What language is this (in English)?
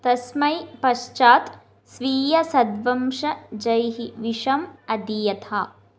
Sanskrit